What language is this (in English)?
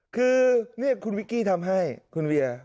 Thai